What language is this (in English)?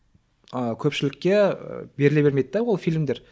Kazakh